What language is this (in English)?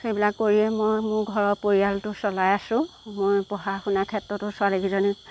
Assamese